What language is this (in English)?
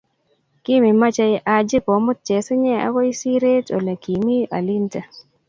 Kalenjin